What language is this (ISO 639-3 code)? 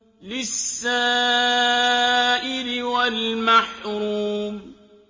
ara